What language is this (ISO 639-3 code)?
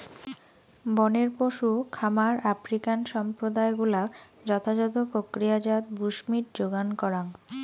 ben